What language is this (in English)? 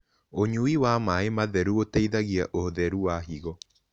Kikuyu